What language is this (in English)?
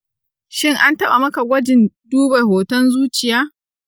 Hausa